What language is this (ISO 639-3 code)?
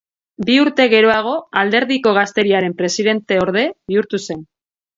eus